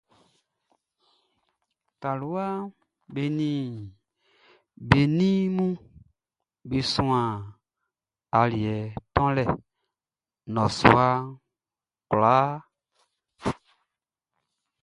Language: Baoulé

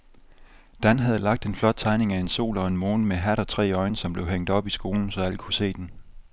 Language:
Danish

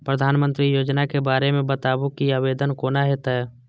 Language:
Maithili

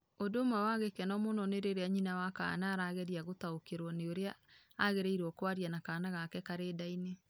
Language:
Kikuyu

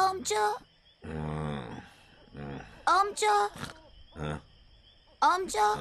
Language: Turkish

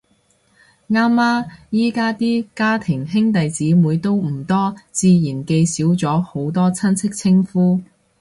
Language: Cantonese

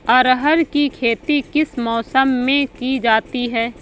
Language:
Hindi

